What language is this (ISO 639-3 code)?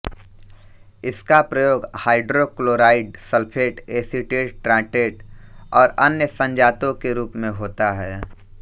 hin